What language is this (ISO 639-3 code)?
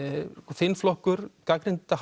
isl